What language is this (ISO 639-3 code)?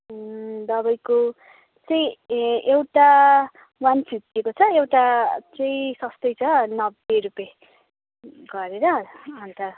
nep